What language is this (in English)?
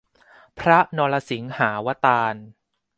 Thai